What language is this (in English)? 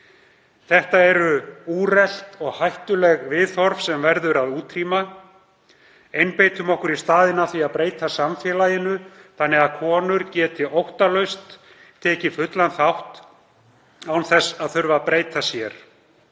Icelandic